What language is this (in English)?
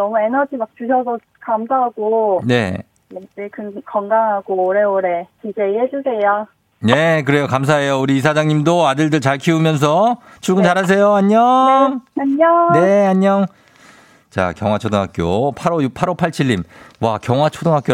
Korean